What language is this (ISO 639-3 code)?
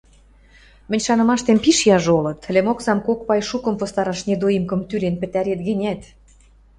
mrj